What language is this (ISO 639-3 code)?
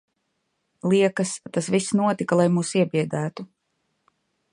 lav